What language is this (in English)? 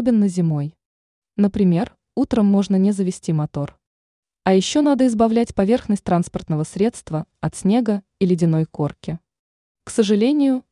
Russian